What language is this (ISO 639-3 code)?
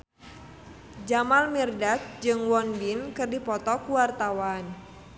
sun